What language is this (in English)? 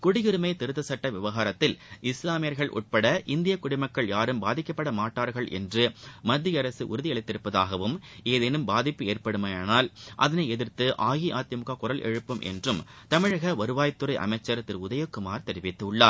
Tamil